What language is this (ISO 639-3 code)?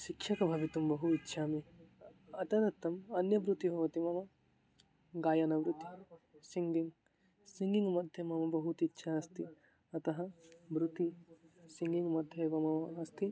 san